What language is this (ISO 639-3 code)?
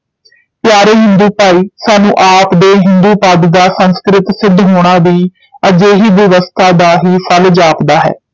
pan